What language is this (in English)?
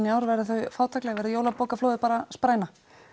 Icelandic